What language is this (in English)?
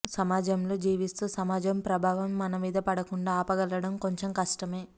Telugu